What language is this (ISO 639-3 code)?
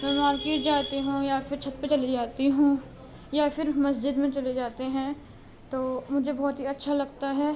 urd